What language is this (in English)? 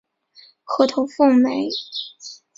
Chinese